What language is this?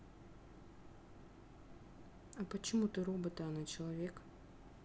Russian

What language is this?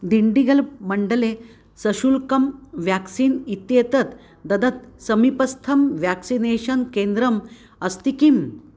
Sanskrit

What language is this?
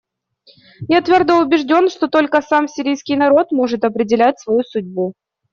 Russian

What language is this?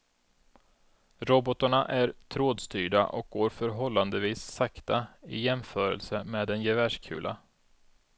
Swedish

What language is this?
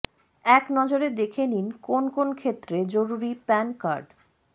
Bangla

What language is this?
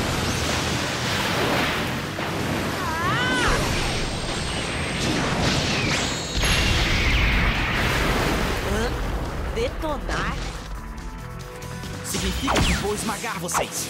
Portuguese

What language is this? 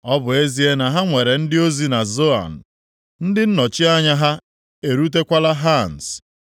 Igbo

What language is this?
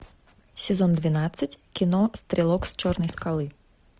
Russian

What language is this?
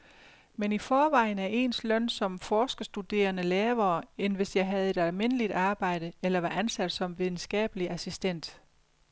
Danish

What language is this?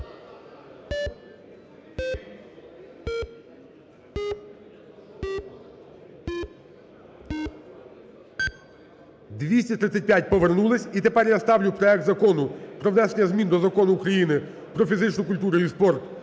Ukrainian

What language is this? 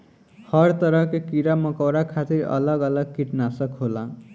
Bhojpuri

